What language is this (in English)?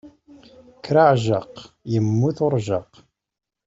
Kabyle